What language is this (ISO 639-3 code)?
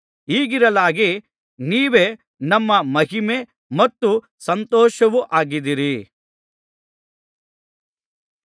kan